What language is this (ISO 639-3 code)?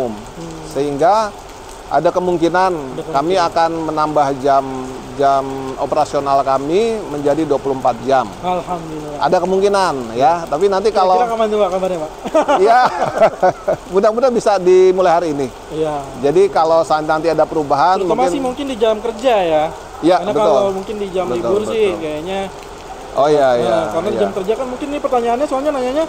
ind